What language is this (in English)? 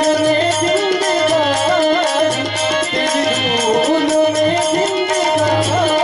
Arabic